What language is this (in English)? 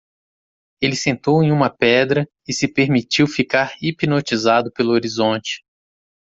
Portuguese